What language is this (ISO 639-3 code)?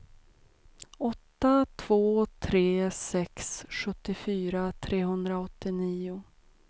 swe